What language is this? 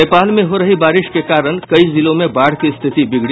Hindi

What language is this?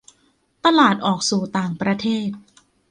Thai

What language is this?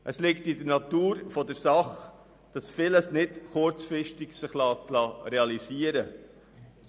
Swiss German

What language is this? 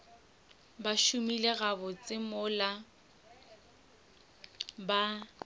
Northern Sotho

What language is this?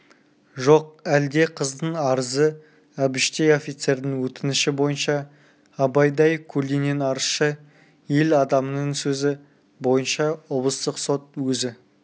Kazakh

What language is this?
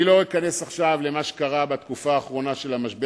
Hebrew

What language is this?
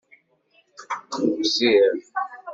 Kabyle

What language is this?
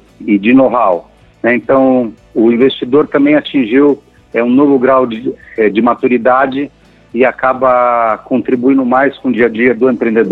Portuguese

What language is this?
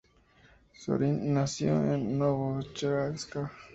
Spanish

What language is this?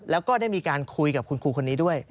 Thai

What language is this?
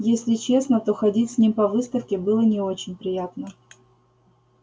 Russian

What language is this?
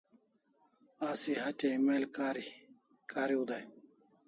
Kalasha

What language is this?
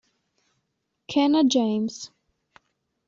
Italian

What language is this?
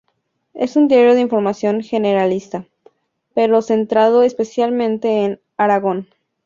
Spanish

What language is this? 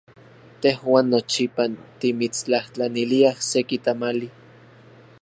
Central Puebla Nahuatl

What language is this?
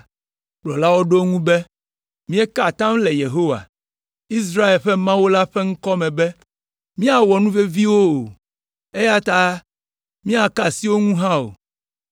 Ewe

